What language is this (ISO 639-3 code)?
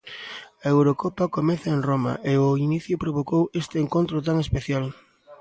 glg